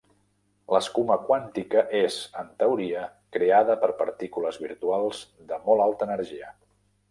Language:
Catalan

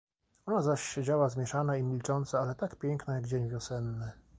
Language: Polish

